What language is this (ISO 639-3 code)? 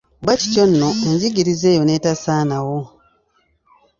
lug